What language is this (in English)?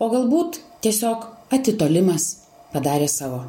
Lithuanian